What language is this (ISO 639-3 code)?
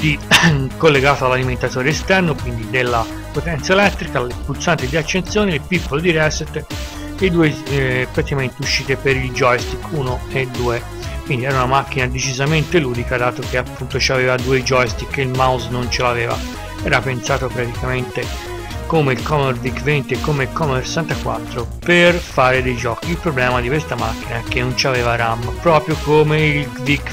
ita